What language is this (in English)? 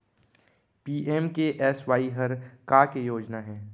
Chhattisgarhi